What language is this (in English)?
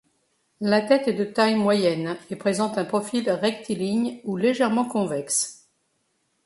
French